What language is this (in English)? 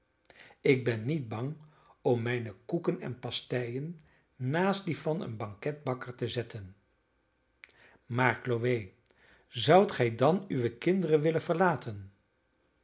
Dutch